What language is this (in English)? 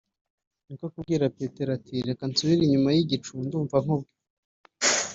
Kinyarwanda